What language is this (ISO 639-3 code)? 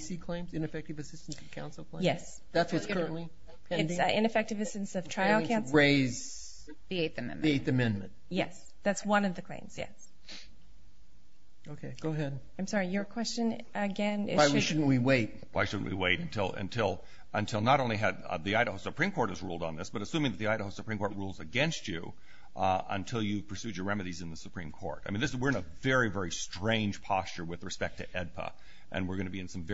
eng